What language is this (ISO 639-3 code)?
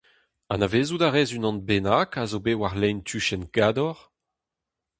bre